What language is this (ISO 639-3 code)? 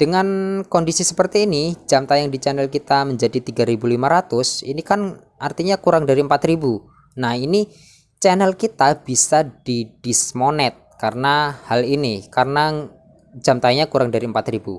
ind